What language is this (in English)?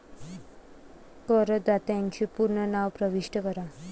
Marathi